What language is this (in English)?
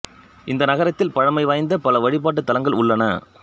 Tamil